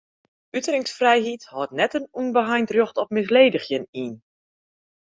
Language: Western Frisian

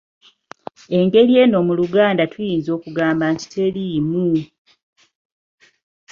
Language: Ganda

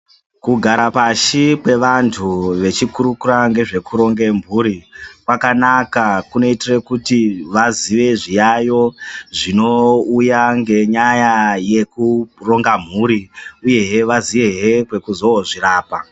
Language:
Ndau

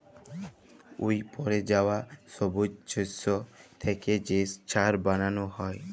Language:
Bangla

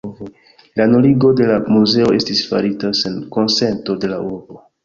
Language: Esperanto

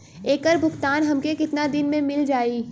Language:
Bhojpuri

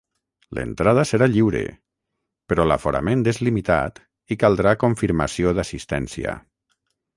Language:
Catalan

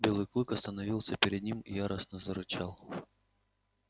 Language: Russian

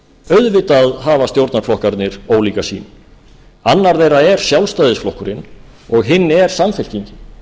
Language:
Icelandic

